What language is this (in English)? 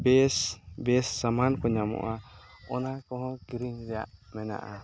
Santali